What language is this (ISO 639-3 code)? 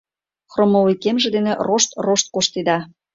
chm